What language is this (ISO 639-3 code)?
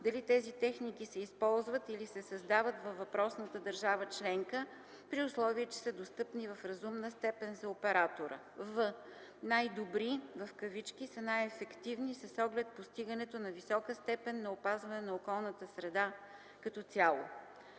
bul